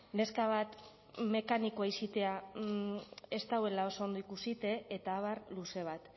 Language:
Basque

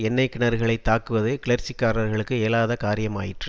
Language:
Tamil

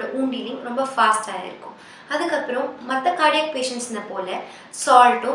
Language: Indonesian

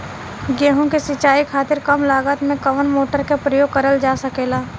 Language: Bhojpuri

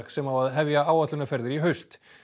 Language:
Icelandic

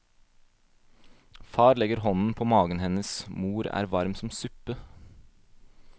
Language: Norwegian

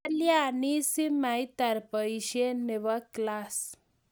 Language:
Kalenjin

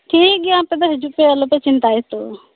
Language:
Santali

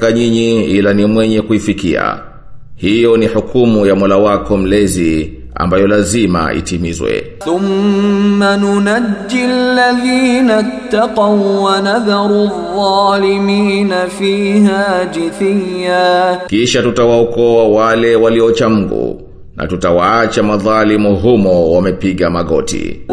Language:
Swahili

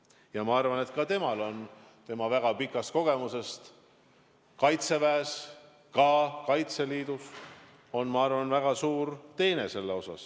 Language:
Estonian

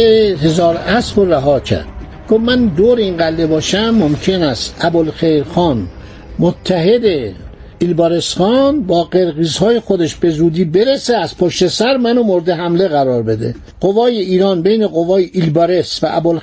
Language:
Persian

